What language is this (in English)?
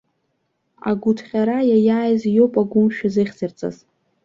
Abkhazian